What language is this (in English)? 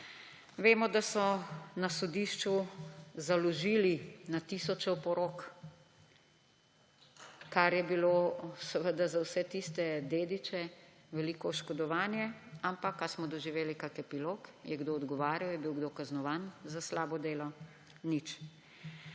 Slovenian